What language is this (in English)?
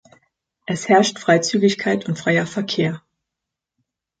German